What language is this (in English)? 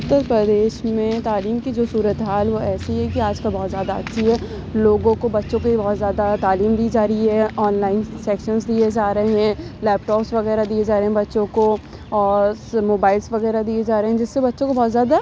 Urdu